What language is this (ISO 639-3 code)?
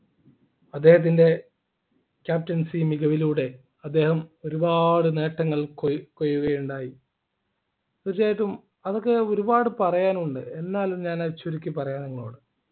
mal